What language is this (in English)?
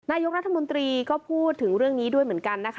Thai